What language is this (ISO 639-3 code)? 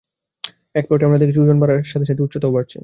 ben